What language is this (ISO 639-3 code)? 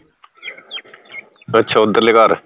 pan